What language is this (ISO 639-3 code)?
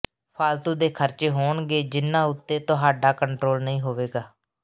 pan